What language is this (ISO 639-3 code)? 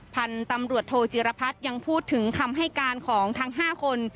tha